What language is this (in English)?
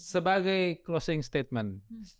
Indonesian